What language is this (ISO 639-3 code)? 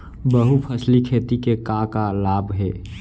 hne